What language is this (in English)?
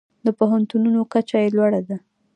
Pashto